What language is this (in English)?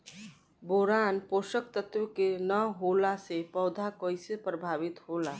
Bhojpuri